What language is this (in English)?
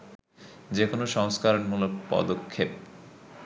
Bangla